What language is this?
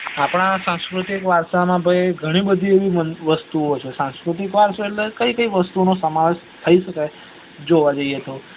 Gujarati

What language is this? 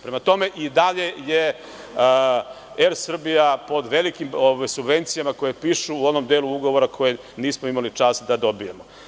Serbian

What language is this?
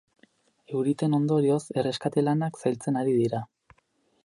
Basque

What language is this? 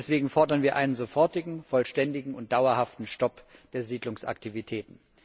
German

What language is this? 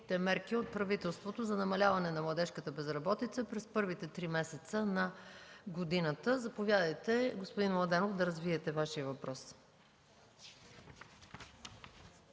Bulgarian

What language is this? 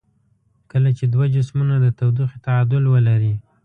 Pashto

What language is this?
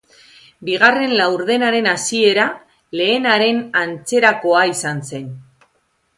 Basque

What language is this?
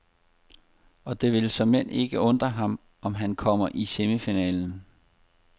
Danish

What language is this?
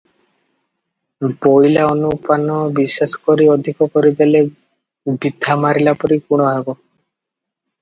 Odia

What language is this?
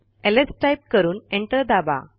Marathi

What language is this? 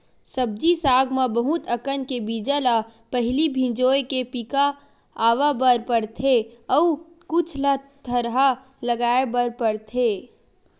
Chhattisgarhi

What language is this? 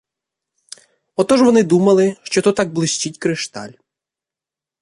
Ukrainian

